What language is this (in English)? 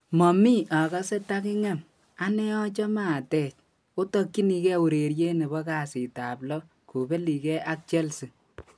Kalenjin